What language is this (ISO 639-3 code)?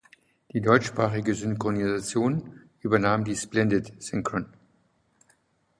deu